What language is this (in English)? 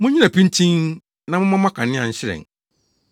Akan